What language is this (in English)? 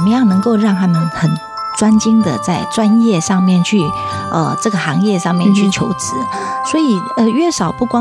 Chinese